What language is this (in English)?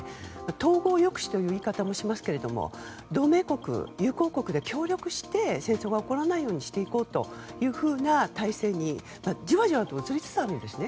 Japanese